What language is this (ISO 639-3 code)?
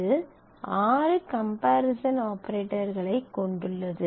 tam